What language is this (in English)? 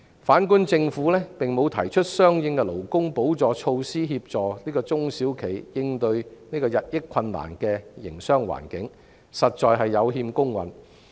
Cantonese